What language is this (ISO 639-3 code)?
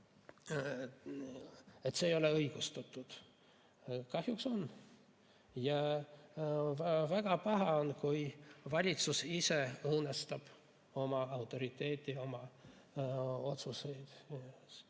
est